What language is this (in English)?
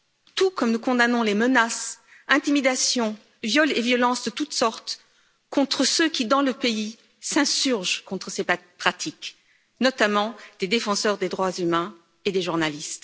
French